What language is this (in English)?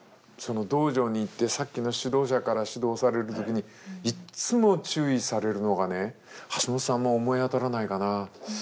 Japanese